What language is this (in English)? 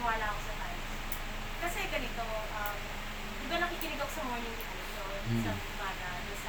Filipino